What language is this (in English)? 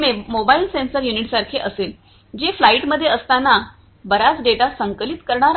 Marathi